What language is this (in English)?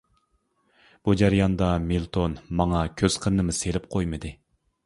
Uyghur